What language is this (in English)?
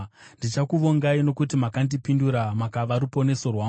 Shona